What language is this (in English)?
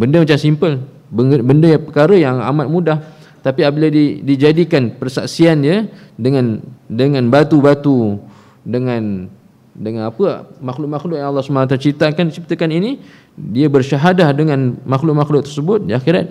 Malay